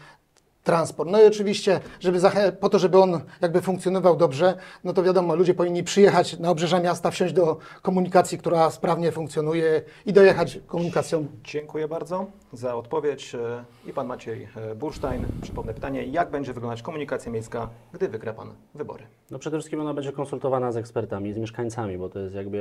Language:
Polish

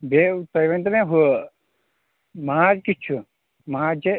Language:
Kashmiri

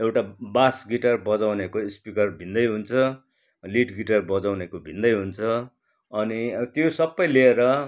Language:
Nepali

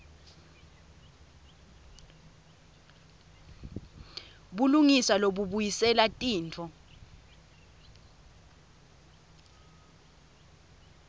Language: Swati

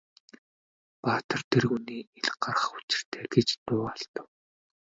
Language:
Mongolian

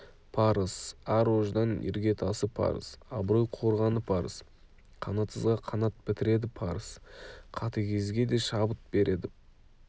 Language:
Kazakh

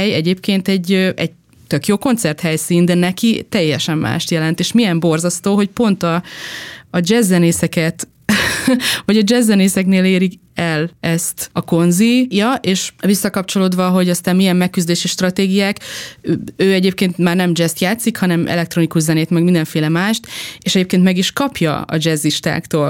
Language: Hungarian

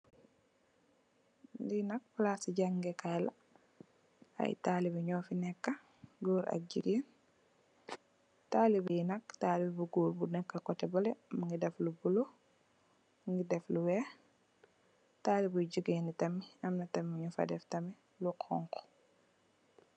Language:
Wolof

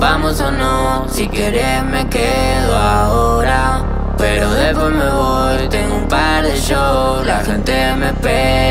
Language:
Korean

